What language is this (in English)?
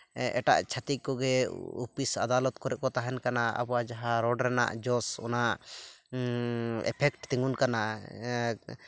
Santali